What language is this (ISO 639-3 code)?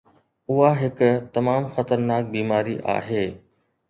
snd